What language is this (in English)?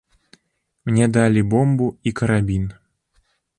Belarusian